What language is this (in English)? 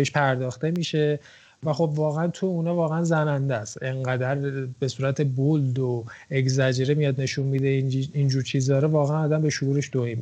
Persian